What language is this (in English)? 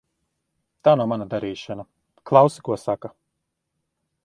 Latvian